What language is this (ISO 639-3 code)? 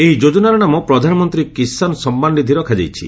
ori